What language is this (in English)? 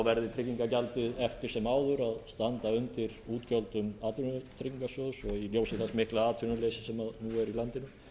Icelandic